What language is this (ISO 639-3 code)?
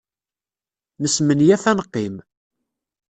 kab